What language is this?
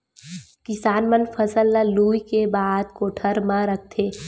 Chhattisgarhi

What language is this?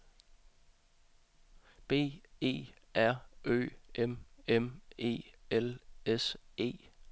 Danish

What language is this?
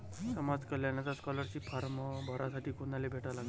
Marathi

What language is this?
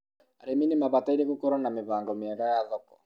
Kikuyu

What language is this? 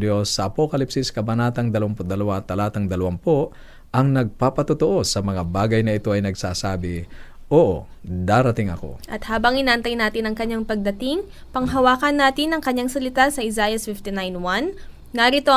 Filipino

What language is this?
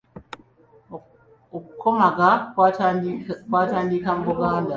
Ganda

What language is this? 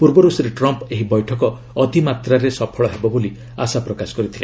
Odia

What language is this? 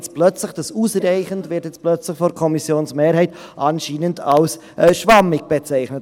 Swiss German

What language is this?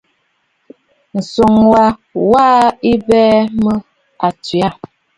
Bafut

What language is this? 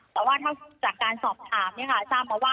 Thai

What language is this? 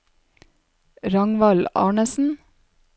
Norwegian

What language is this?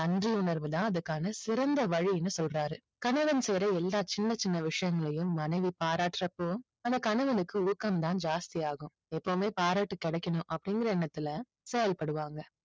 Tamil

